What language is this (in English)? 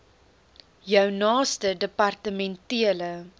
Afrikaans